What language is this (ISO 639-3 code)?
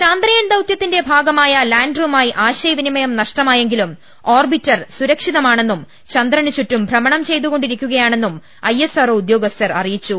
mal